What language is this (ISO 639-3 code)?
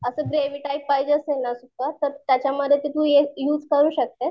mar